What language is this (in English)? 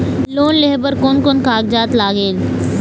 Chhattisgarhi